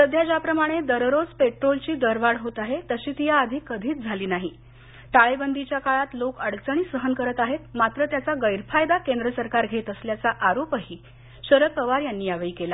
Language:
Marathi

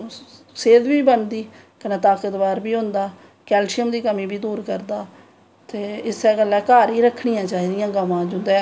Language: Dogri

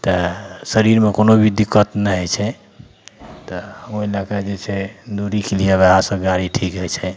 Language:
Maithili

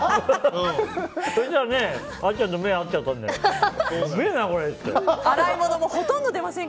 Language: Japanese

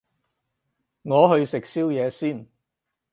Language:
Cantonese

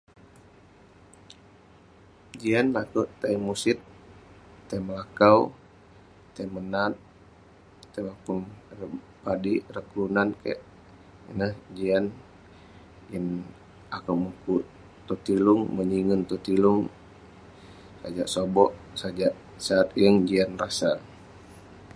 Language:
Western Penan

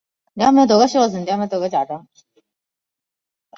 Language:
Chinese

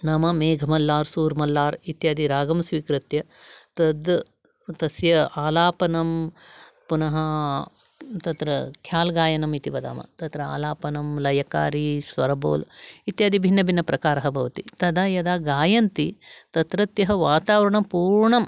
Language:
Sanskrit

